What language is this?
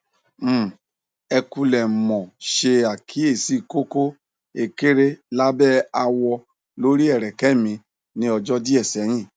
Yoruba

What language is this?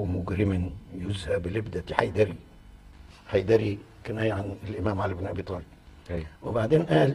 Arabic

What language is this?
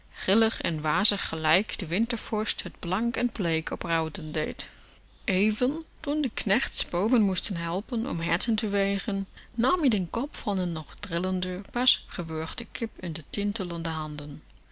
Dutch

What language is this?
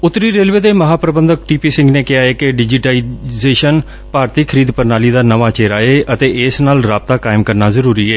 Punjabi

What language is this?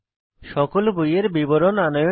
Bangla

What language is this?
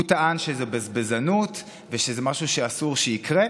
Hebrew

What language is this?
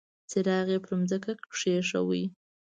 Pashto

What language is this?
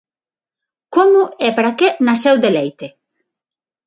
Galician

